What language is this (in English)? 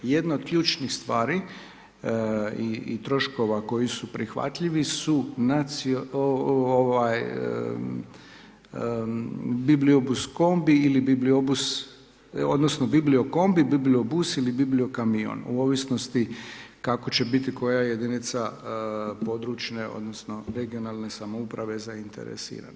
Croatian